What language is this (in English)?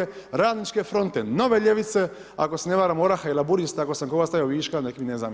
Croatian